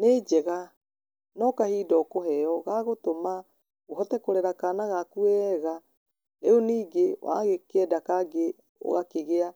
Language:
Kikuyu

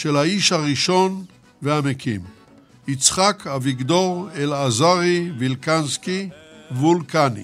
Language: Hebrew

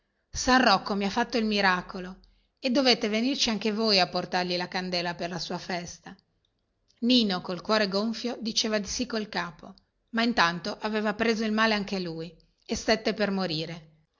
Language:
Italian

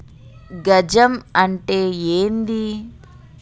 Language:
Telugu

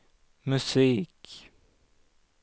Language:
Swedish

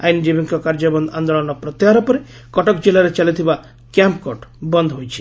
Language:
Odia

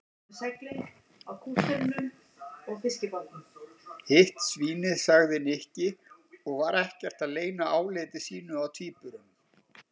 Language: Icelandic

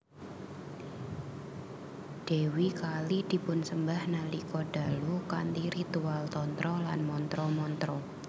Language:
Javanese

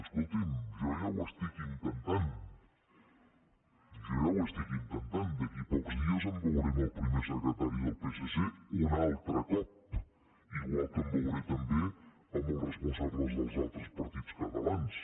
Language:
Catalan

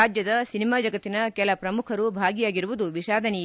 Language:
Kannada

